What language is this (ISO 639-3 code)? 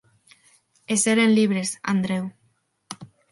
glg